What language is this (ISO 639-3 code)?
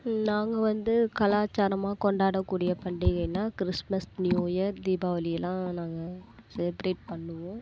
tam